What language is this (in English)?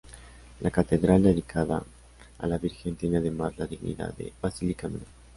Spanish